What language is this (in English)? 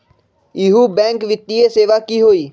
Magahi